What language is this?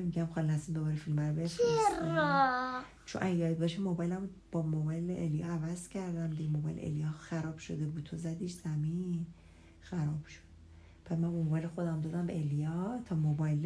Persian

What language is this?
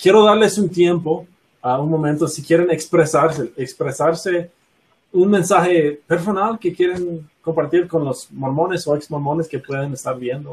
Spanish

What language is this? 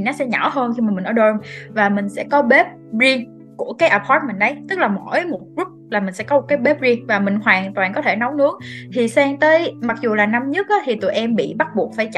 Vietnamese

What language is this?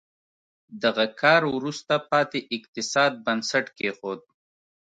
Pashto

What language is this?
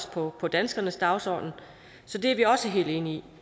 Danish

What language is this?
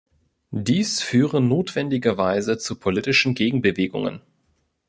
German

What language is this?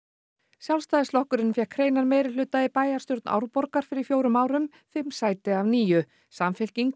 Icelandic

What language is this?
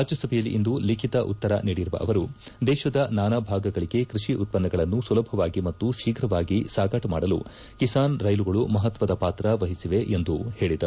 Kannada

